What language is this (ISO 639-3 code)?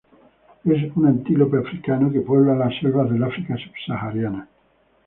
spa